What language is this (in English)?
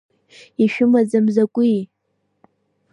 Abkhazian